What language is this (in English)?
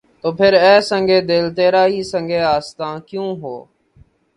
Urdu